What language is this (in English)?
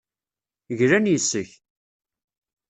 Kabyle